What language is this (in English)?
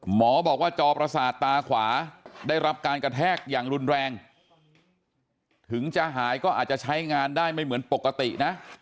Thai